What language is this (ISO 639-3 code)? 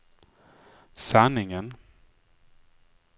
swe